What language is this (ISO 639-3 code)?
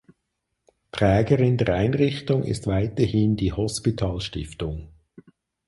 deu